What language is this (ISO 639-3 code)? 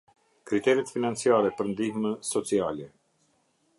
sqi